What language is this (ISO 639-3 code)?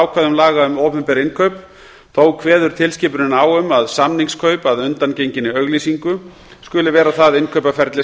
isl